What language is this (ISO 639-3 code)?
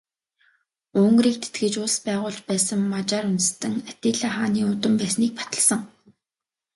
mon